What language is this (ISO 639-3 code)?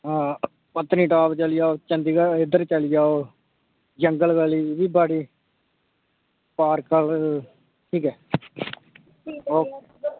doi